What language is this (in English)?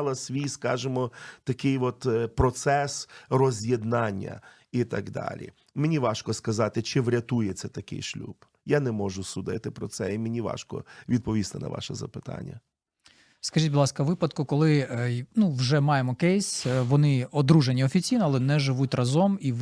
Ukrainian